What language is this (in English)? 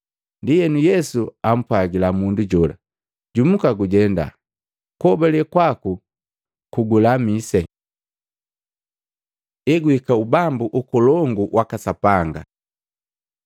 Matengo